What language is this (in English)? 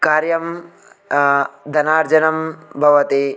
Sanskrit